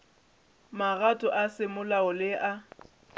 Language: Northern Sotho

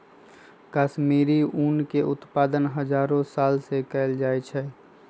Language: Magahi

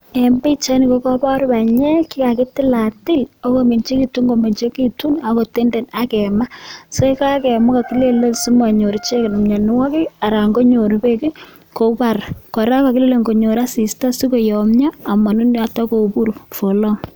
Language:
Kalenjin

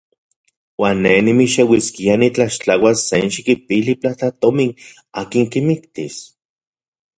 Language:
Central Puebla Nahuatl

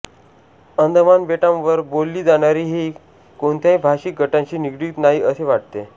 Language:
Marathi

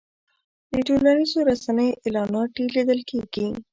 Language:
Pashto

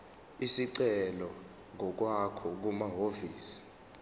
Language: Zulu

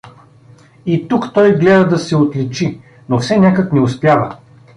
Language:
Bulgarian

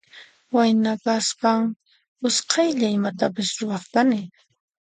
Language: Puno Quechua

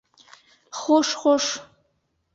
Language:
Bashkir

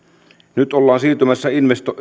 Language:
Finnish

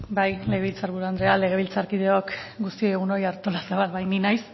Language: Basque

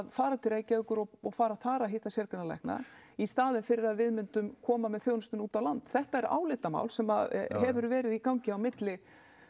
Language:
Icelandic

